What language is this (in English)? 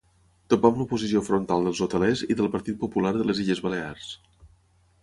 Catalan